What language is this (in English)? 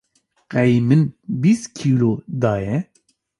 Kurdish